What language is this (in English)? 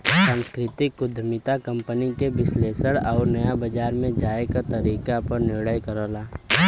Bhojpuri